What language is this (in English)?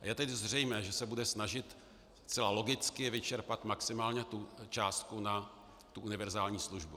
Czech